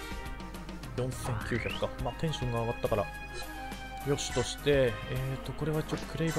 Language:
Japanese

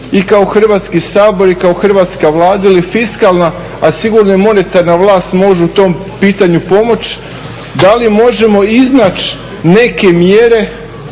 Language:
Croatian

